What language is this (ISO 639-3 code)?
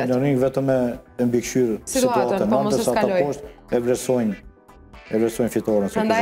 ron